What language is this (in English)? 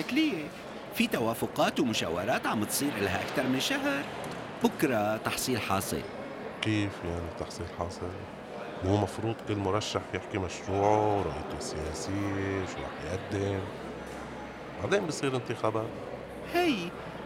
Arabic